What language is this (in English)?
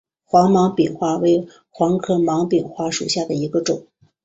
Chinese